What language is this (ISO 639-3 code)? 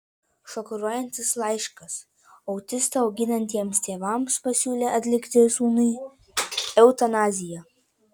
lit